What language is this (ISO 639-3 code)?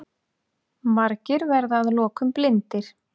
isl